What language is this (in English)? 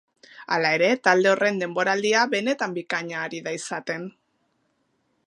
Basque